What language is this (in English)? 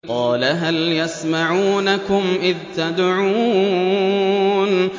Arabic